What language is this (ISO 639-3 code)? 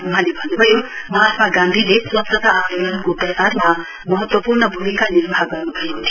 nep